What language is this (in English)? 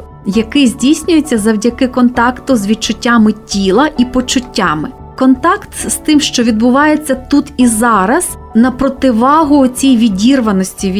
Ukrainian